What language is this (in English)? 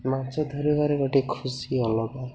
Odia